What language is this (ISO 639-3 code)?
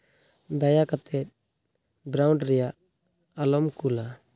sat